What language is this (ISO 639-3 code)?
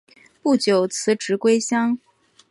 zho